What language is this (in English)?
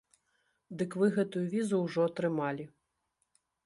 Belarusian